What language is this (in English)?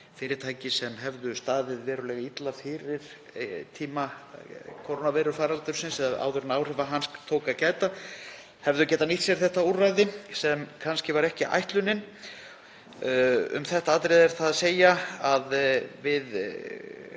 Icelandic